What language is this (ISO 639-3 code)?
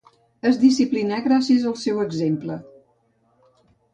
cat